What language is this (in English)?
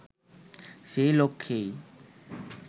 Bangla